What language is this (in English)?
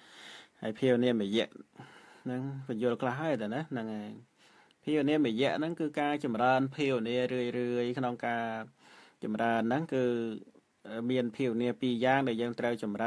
Thai